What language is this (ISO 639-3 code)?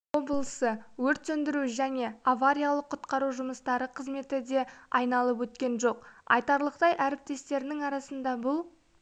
kaz